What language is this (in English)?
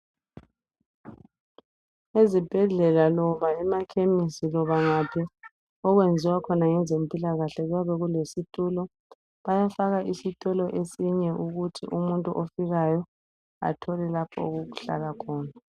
North Ndebele